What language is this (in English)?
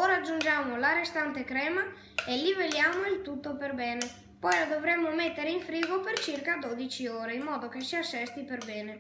Italian